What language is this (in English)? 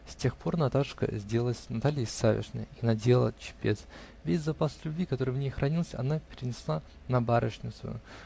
Russian